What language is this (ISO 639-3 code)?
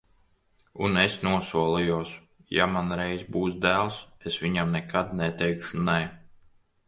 lav